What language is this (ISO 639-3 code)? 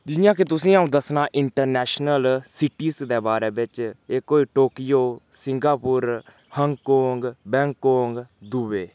doi